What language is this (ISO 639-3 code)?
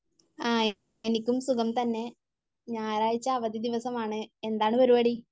mal